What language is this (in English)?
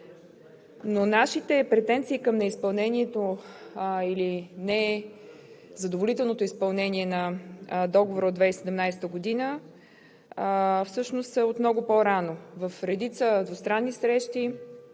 Bulgarian